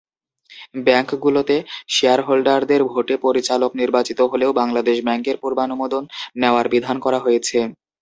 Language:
Bangla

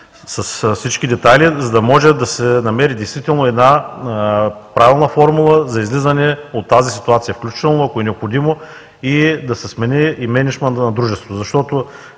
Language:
Bulgarian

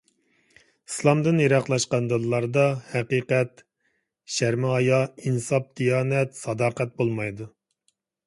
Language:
Uyghur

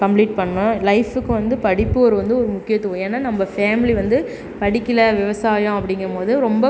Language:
Tamil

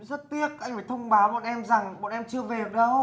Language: Vietnamese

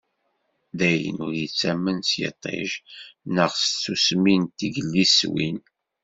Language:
Kabyle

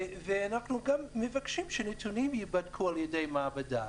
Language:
Hebrew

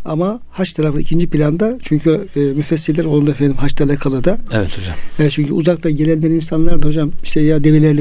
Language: Turkish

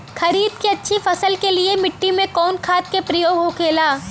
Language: Bhojpuri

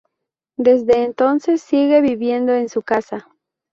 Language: Spanish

